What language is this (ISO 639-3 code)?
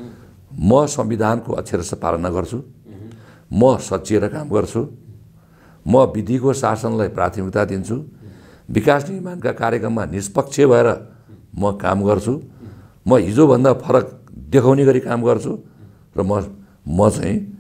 ron